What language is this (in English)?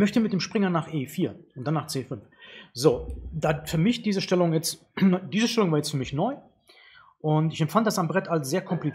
German